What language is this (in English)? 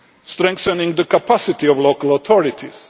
English